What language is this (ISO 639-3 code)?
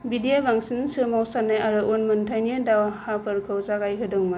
brx